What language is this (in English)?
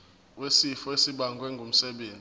Zulu